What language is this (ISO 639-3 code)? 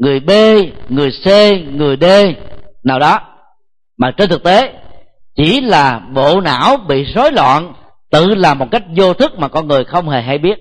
vie